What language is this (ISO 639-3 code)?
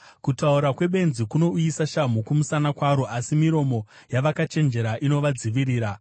sna